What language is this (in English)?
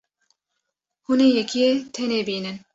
Kurdish